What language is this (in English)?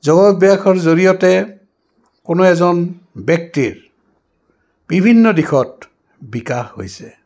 Assamese